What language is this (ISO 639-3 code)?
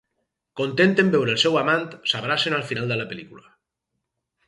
cat